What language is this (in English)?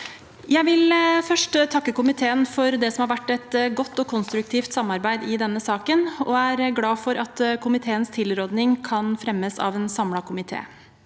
Norwegian